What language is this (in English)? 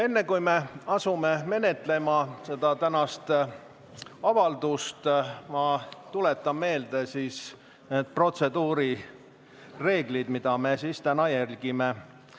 Estonian